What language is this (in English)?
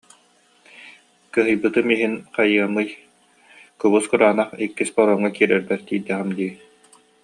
Yakut